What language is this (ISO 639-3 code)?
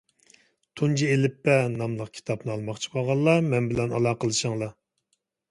uig